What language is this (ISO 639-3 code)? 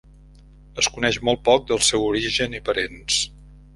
cat